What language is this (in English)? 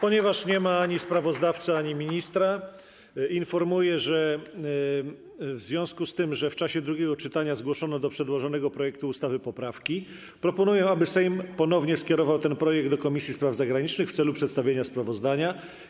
Polish